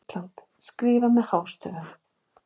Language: Icelandic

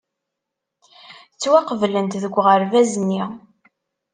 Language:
Kabyle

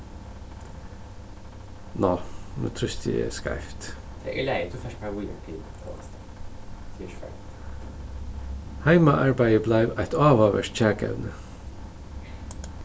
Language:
Faroese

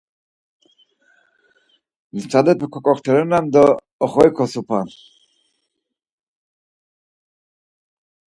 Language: Laz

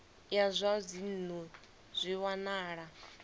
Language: Venda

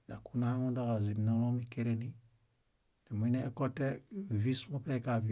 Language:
Bayot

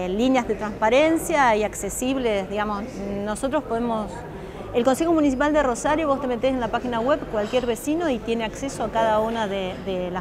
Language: Spanish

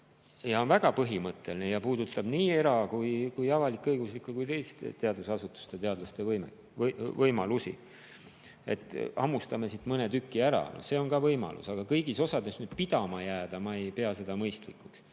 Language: Estonian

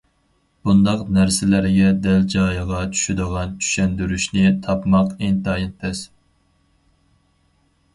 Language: Uyghur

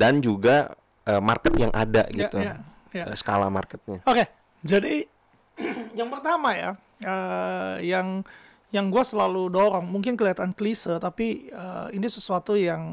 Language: Indonesian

